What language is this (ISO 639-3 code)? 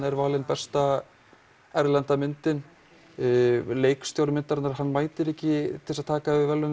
isl